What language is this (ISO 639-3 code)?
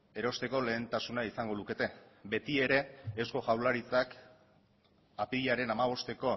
eus